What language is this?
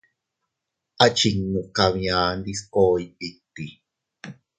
Teutila Cuicatec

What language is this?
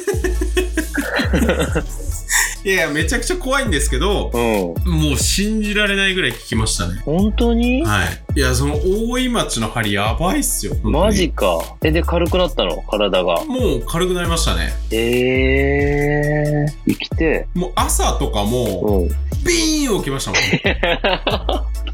Japanese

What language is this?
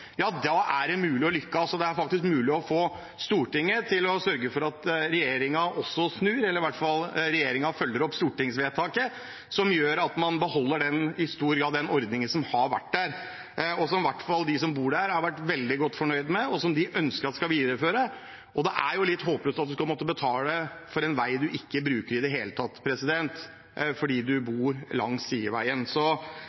Norwegian Bokmål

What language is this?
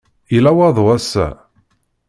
Kabyle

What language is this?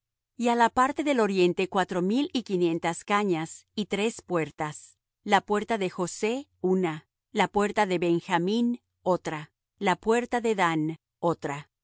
Spanish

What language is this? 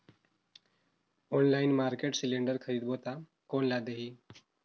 Chhattisgarhi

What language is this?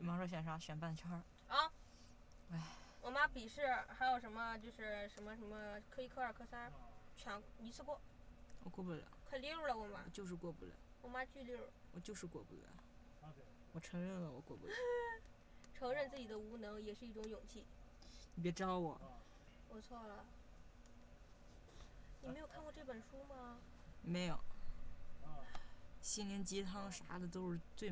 Chinese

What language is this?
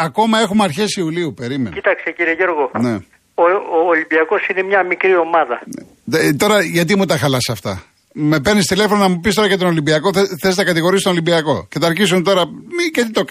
Greek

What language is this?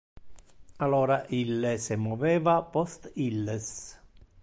Interlingua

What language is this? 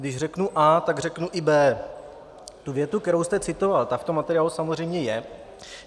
Czech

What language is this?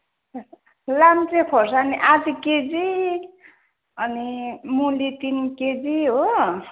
Nepali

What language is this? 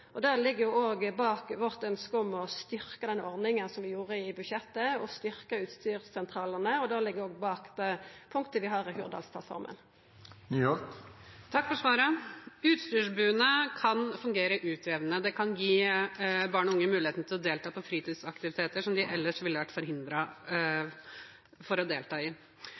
Norwegian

